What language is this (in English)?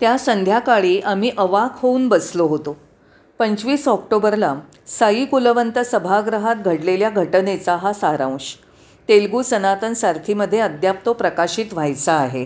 Marathi